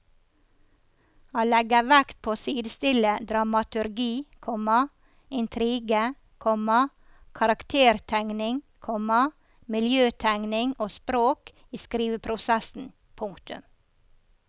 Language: Norwegian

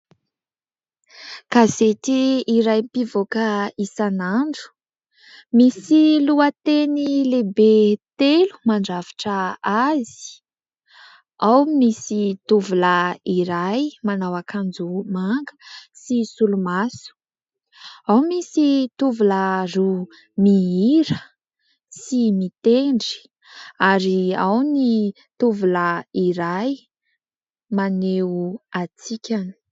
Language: Malagasy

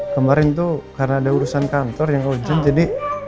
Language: Indonesian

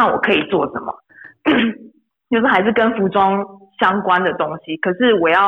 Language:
Chinese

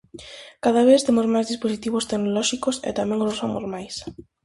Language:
Galician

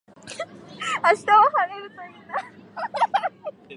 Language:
Japanese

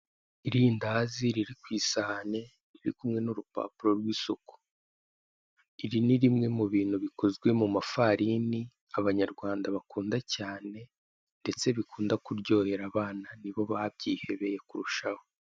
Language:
Kinyarwanda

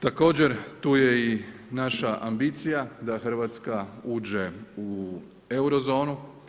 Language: Croatian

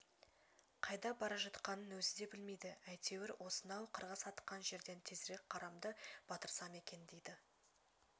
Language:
Kazakh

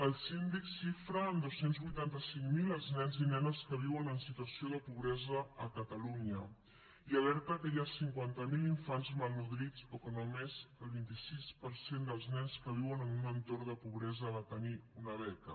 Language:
Catalan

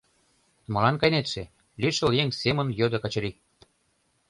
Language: Mari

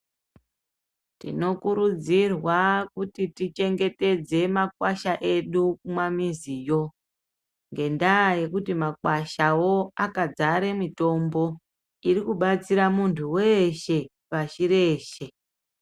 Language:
Ndau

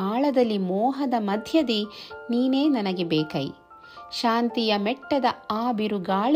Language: Kannada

